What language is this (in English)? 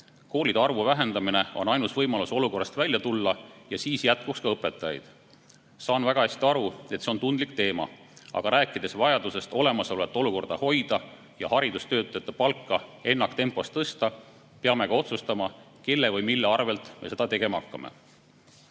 Estonian